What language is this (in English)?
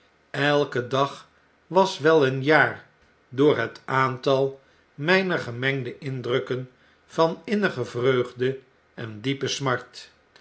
Dutch